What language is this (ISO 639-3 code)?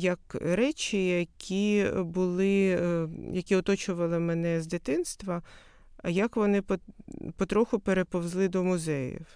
ukr